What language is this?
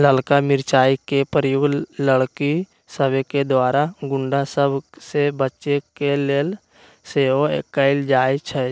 Magahi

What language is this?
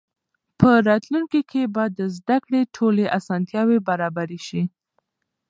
Pashto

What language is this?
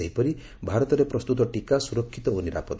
Odia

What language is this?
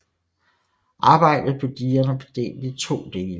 Danish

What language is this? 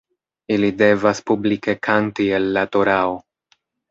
Esperanto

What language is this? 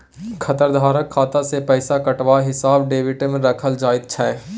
Maithili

